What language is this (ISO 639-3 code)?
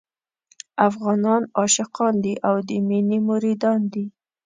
pus